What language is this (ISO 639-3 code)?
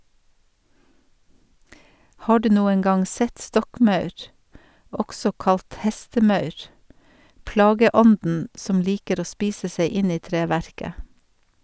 nor